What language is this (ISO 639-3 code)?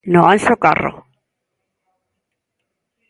glg